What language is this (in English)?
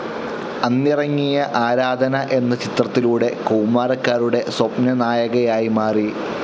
Malayalam